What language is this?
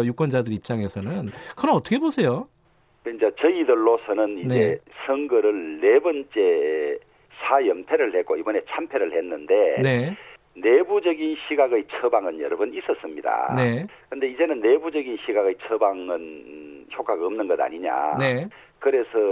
Korean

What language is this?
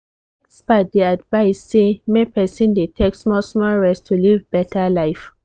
Nigerian Pidgin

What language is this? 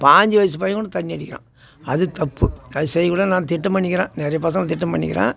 Tamil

